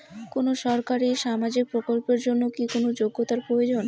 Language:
Bangla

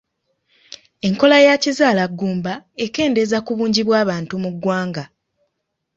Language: Ganda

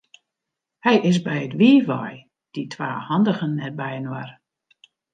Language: Western Frisian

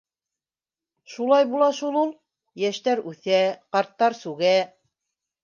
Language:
Bashkir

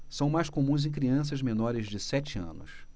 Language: Portuguese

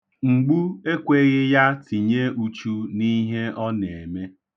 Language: Igbo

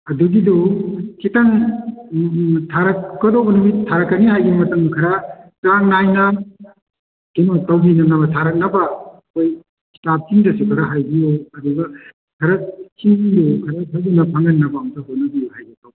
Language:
Manipuri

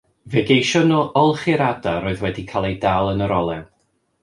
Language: Welsh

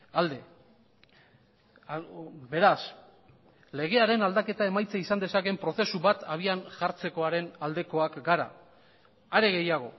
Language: Basque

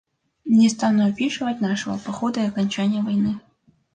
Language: Russian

